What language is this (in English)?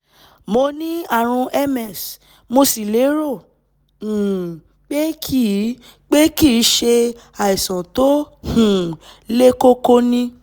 Yoruba